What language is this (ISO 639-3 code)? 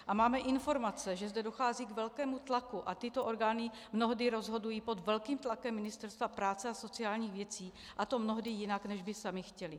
ces